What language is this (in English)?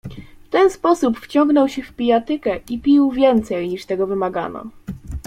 Polish